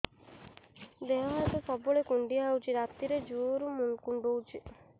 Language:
Odia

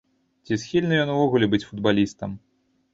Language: Belarusian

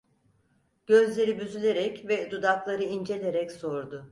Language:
Turkish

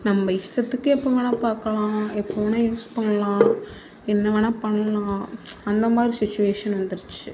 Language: Tamil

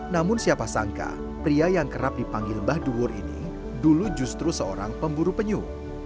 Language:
Indonesian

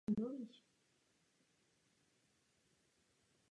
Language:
Czech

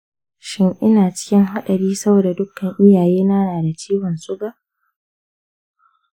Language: Hausa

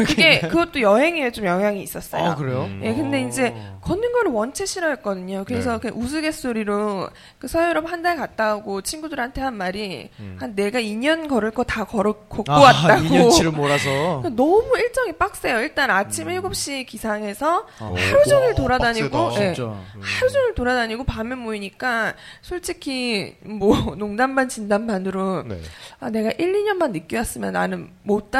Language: Korean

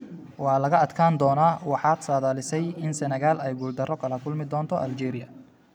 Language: Somali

